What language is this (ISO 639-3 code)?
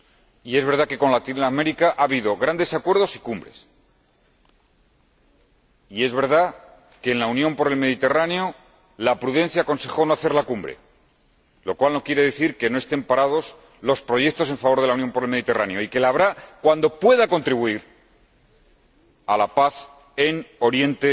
spa